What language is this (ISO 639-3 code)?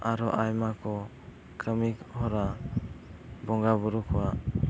sat